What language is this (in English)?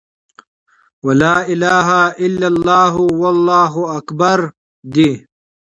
Pashto